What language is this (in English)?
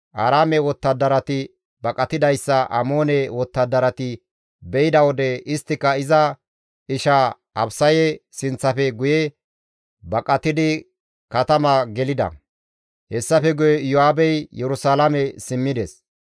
Gamo